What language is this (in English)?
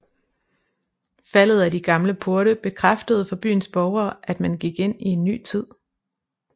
Danish